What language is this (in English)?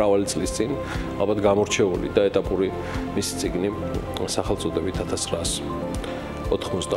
Romanian